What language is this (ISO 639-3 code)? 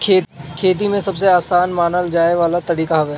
bho